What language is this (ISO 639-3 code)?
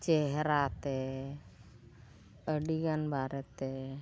sat